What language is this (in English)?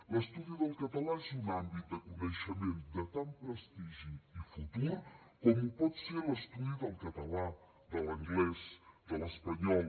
Catalan